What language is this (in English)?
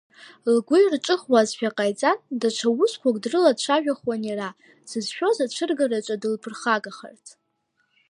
Abkhazian